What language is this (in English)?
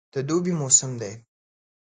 Pashto